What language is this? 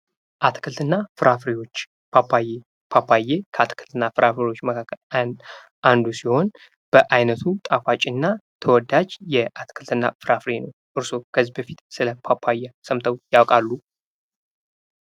Amharic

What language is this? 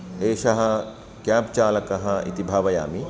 Sanskrit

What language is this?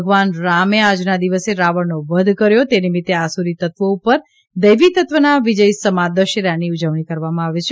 Gujarati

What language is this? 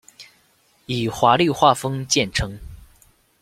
Chinese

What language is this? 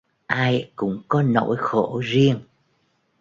Vietnamese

